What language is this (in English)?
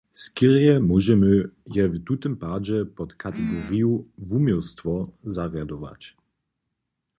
Upper Sorbian